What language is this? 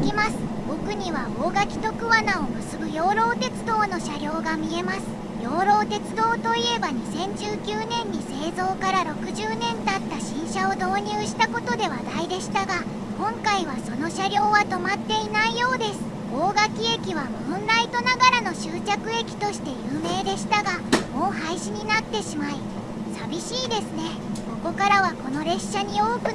Japanese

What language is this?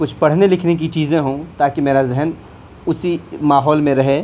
Urdu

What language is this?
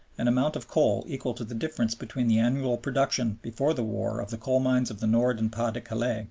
English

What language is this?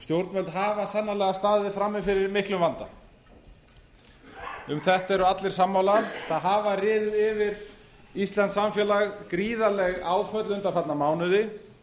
Icelandic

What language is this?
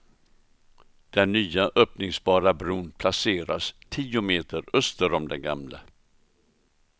Swedish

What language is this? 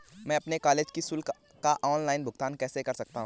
Hindi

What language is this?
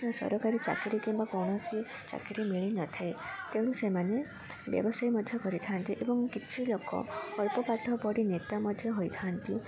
Odia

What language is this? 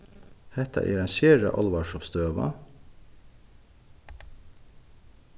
Faroese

